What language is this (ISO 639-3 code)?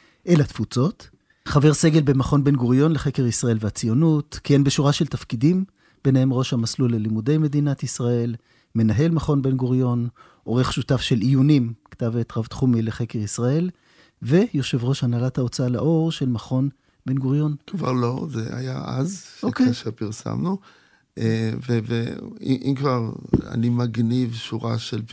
heb